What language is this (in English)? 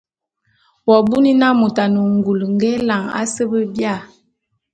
Bulu